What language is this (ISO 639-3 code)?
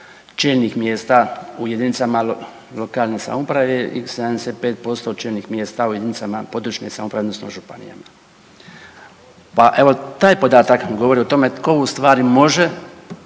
hrv